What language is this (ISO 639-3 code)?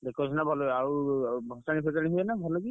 ori